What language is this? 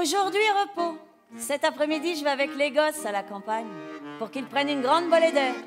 French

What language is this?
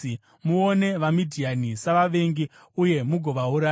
Shona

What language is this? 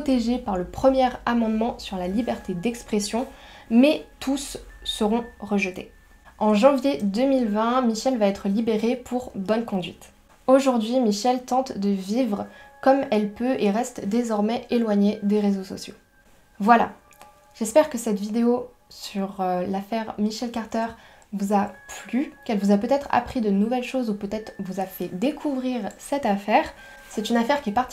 French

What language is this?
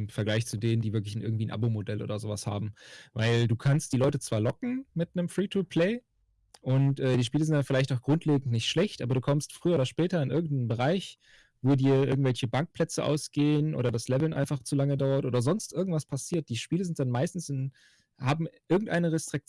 German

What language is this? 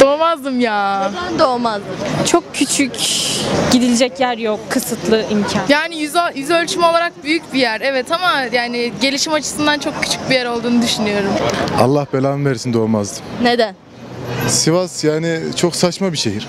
Turkish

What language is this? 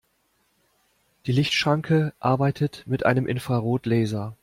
German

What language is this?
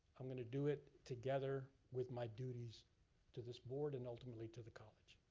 English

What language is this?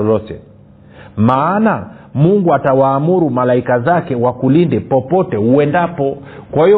Swahili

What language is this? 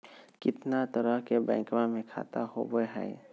Magahi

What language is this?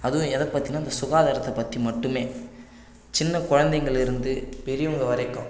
Tamil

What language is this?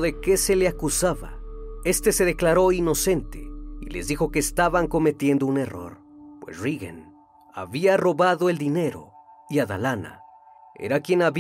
Spanish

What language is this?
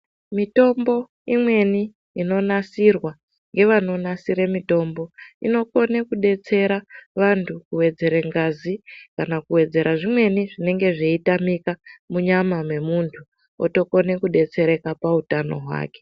Ndau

